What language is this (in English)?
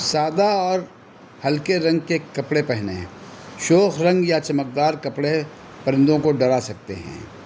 Urdu